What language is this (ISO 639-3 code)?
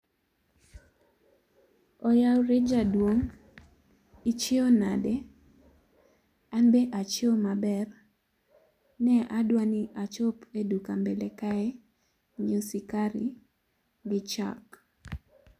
luo